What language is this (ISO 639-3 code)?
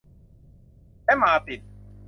tha